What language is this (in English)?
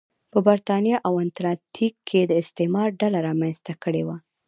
Pashto